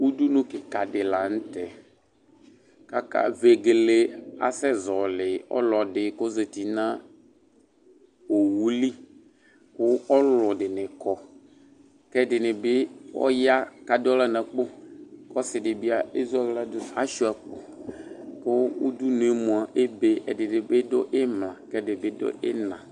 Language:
Ikposo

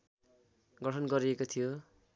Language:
Nepali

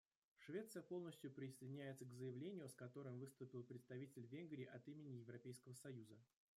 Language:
Russian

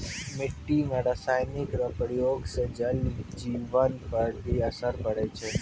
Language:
Maithili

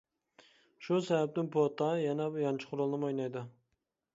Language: Uyghur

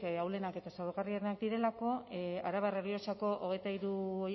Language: Basque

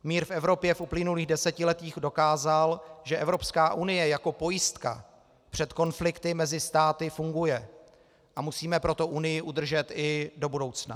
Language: Czech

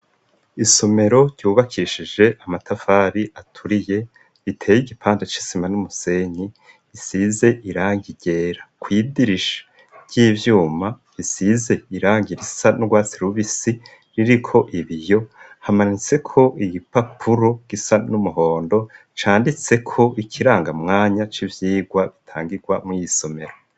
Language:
Rundi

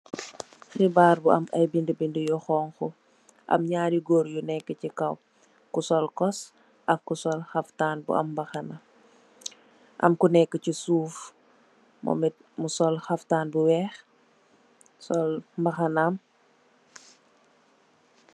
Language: Wolof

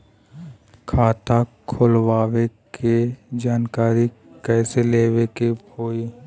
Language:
Bhojpuri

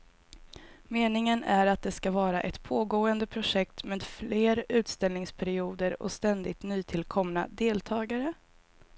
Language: Swedish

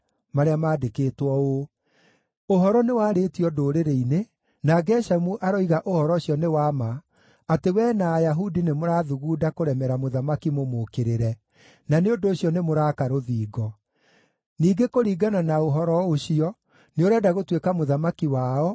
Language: Kikuyu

